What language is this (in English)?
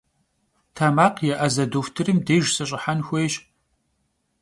Kabardian